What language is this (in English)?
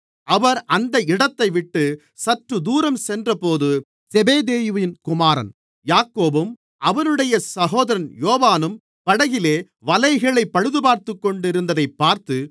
Tamil